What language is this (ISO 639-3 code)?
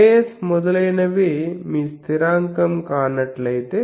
tel